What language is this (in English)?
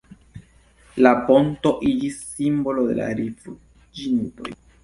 Esperanto